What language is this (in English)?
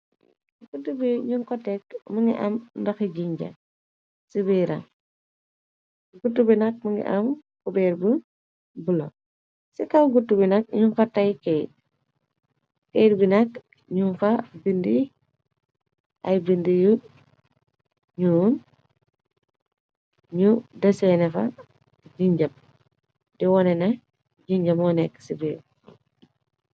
Wolof